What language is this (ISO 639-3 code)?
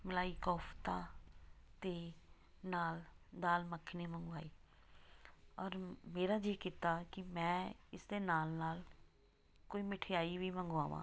pan